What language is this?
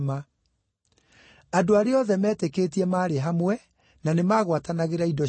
Kikuyu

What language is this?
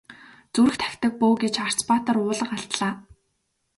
Mongolian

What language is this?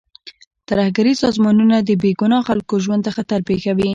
Pashto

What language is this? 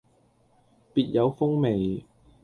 Cantonese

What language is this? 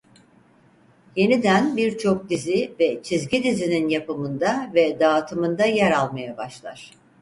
Turkish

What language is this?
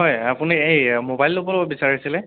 Assamese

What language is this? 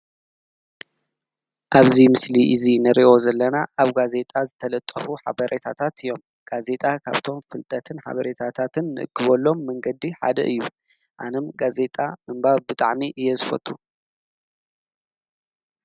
Tigrinya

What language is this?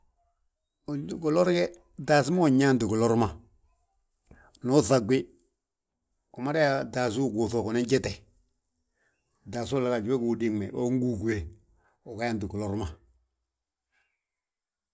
Balanta-Ganja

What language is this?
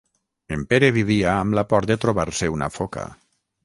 Catalan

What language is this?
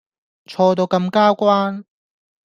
Cantonese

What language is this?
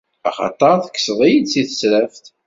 Kabyle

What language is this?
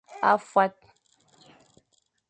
Fang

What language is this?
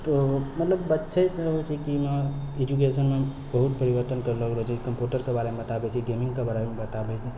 Maithili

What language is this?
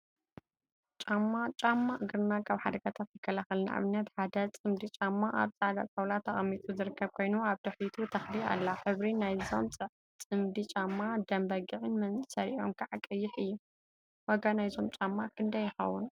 Tigrinya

